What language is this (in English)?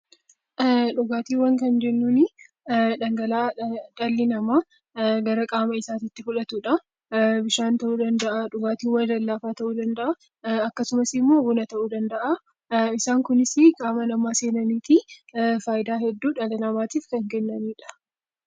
Oromo